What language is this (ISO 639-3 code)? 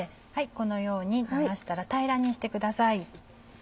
jpn